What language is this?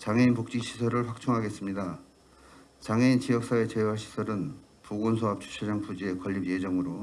Korean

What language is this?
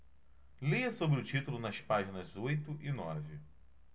Portuguese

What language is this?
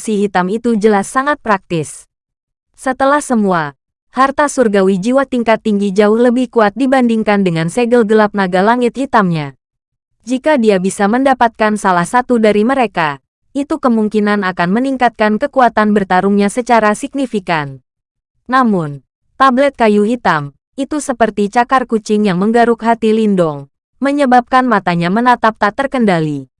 Indonesian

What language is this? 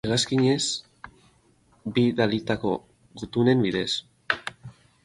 Basque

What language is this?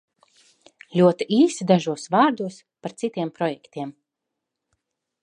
Latvian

